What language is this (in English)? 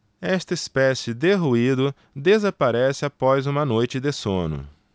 Portuguese